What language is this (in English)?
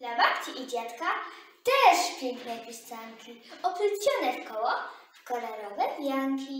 Polish